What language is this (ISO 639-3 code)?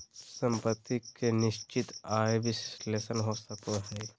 mag